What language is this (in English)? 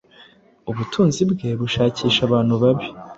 Kinyarwanda